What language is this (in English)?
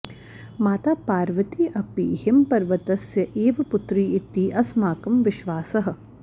Sanskrit